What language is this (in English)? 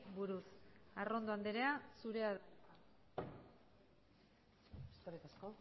Basque